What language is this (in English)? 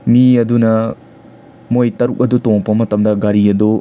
Manipuri